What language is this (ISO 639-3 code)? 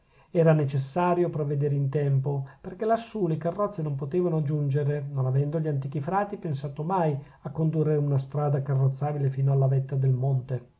ita